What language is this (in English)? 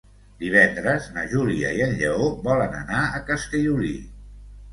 Catalan